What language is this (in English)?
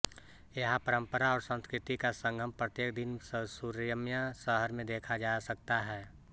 Hindi